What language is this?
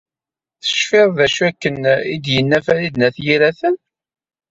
Kabyle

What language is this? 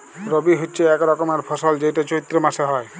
Bangla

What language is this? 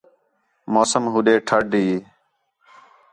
Khetrani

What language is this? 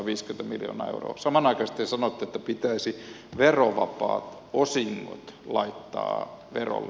Finnish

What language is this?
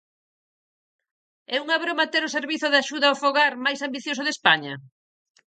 Galician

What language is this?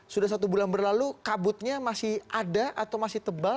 Indonesian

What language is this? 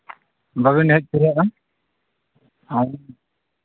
Santali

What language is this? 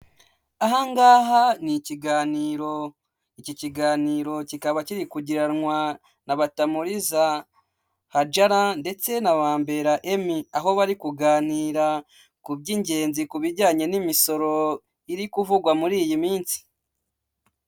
Kinyarwanda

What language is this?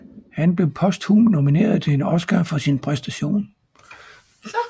Danish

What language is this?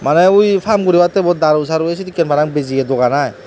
Chakma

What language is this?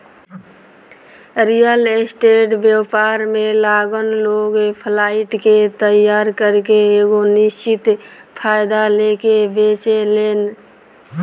Bhojpuri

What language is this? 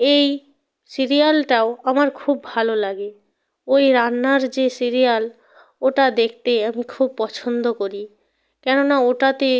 Bangla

